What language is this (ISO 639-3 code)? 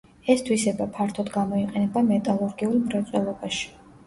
kat